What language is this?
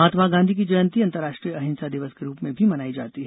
Hindi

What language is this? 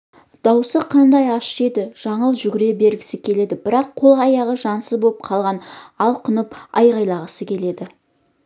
Kazakh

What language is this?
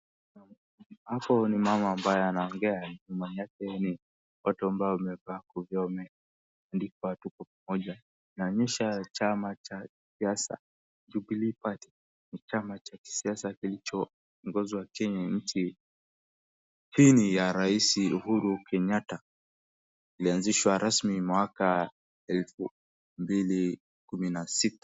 Swahili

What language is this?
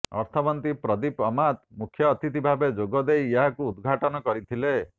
Odia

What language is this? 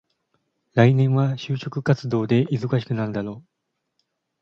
Japanese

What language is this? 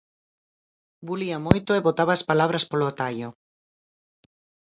Galician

